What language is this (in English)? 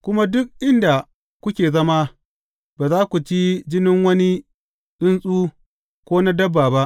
Hausa